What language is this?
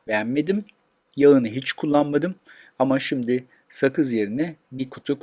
Turkish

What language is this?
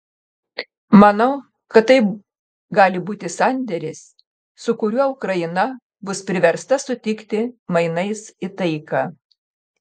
Lithuanian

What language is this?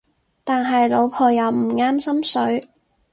Cantonese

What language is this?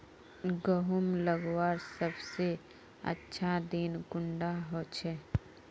Magahi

